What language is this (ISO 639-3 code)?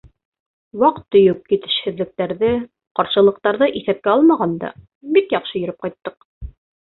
bak